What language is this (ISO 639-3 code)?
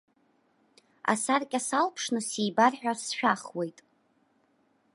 abk